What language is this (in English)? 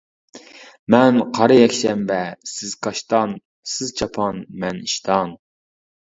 Uyghur